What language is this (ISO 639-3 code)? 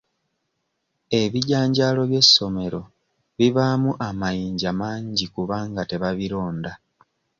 lug